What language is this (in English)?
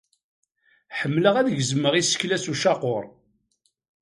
Kabyle